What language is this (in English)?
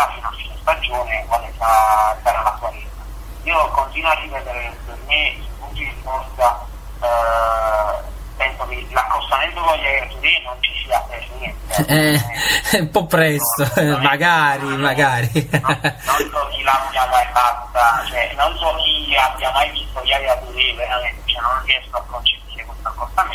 Italian